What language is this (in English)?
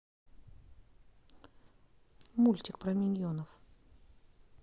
Russian